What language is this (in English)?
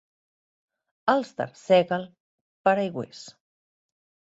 Catalan